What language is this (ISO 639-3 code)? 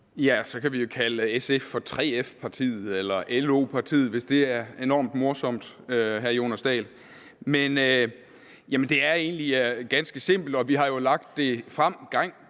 dan